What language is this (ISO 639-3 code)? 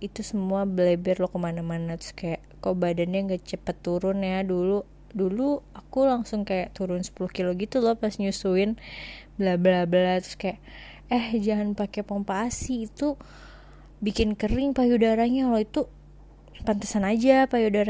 ind